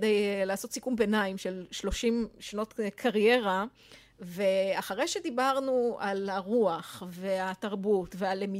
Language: Hebrew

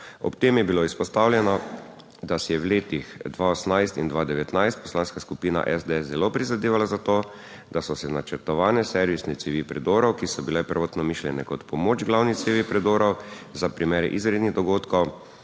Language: Slovenian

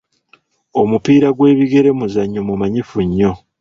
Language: Ganda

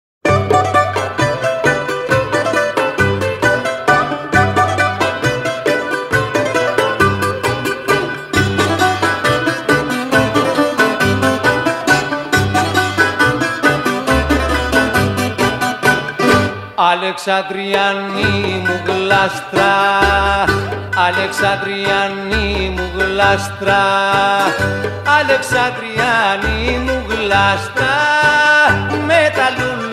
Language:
Greek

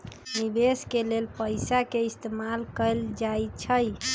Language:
Magahi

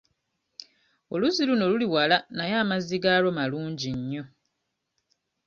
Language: Ganda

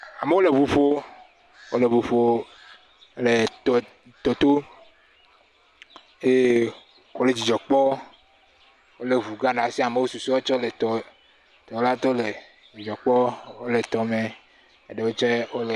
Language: Ewe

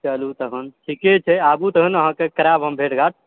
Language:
Maithili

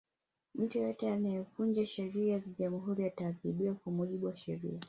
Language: Swahili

